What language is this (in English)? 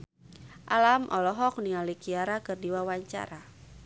Sundanese